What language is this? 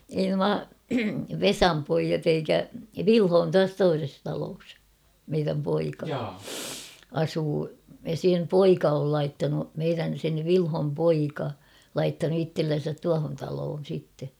Finnish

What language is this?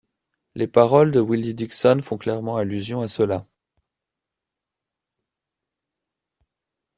French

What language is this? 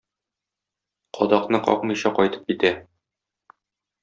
Tatar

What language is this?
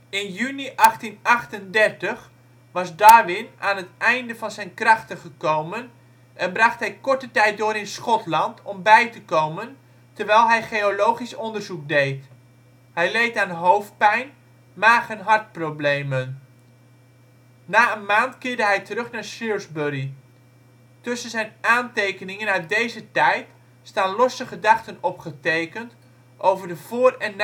Dutch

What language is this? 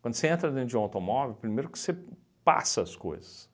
Portuguese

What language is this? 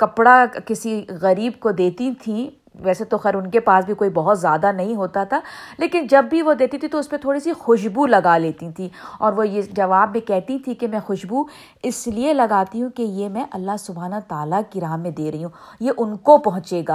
Urdu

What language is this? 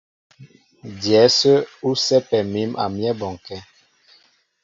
Mbo (Cameroon)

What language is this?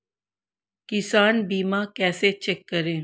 Hindi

